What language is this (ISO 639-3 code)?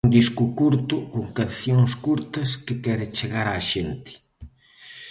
glg